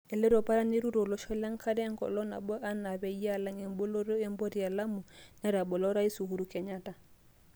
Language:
Masai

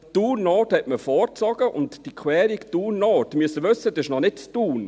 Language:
Swiss German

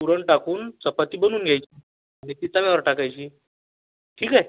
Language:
Marathi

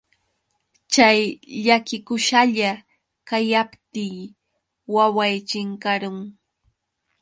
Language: Yauyos Quechua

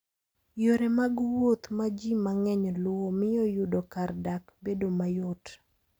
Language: Luo (Kenya and Tanzania)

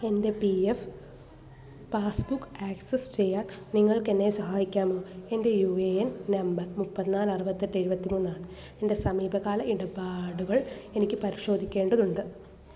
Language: Malayalam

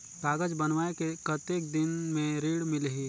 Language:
Chhattisgarhi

